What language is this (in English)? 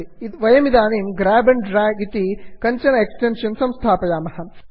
Sanskrit